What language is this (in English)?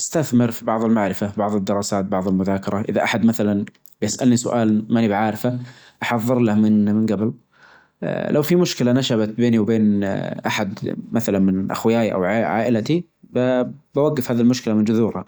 Najdi Arabic